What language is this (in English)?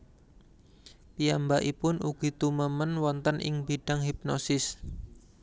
Javanese